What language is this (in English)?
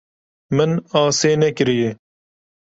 Kurdish